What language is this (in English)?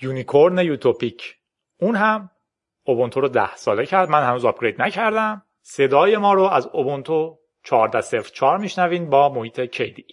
Persian